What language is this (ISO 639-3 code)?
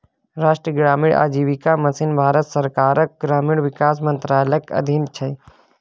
mai